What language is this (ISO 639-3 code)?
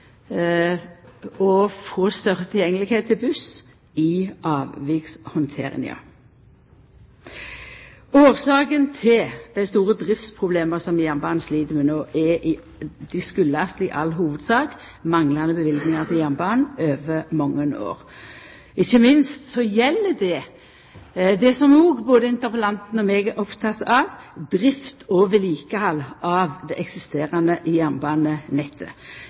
nno